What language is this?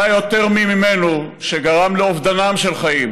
Hebrew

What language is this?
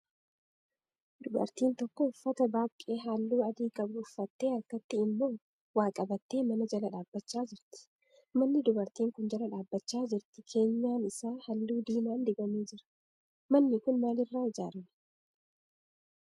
Oromo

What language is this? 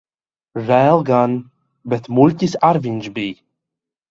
Latvian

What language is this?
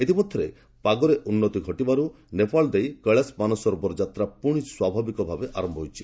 Odia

